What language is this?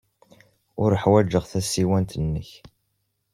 Kabyle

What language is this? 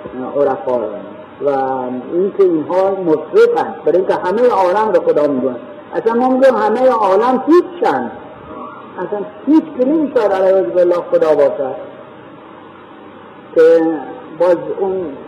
Persian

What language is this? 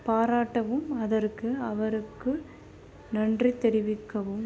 Tamil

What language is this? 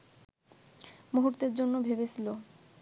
Bangla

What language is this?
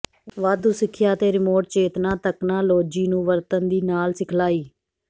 Punjabi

